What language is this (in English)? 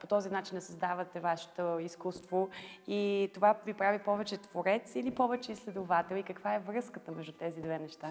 Bulgarian